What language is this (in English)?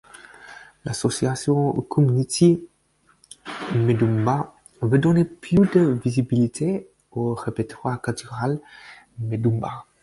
French